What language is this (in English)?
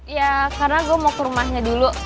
Indonesian